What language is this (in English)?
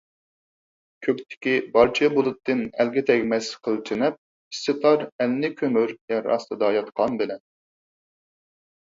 Uyghur